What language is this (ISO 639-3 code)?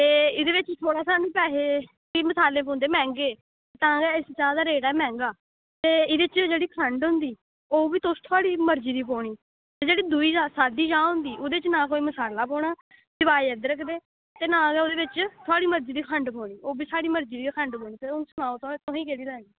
doi